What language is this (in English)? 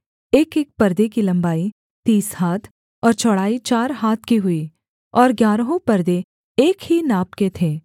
Hindi